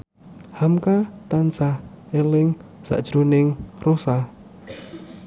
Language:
Javanese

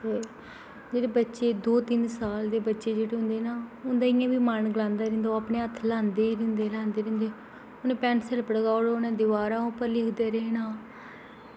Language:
Dogri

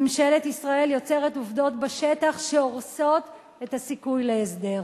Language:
Hebrew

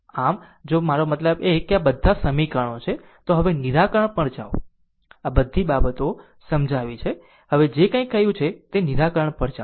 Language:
Gujarati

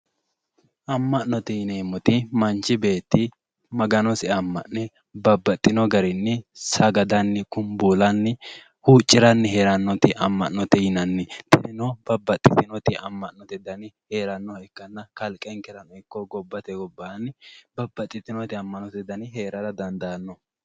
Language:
Sidamo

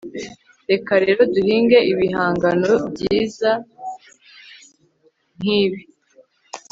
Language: Kinyarwanda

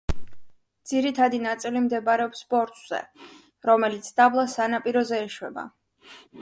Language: Georgian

